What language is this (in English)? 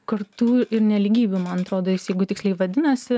Lithuanian